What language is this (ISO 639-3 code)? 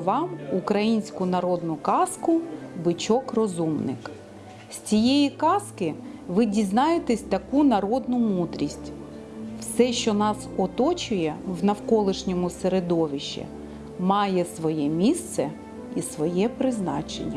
ukr